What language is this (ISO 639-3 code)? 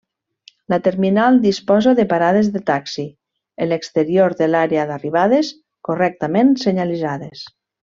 cat